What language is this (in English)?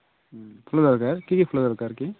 Odia